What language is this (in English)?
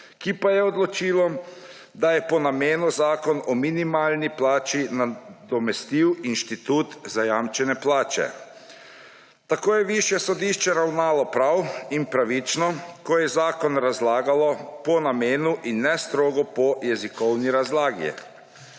Slovenian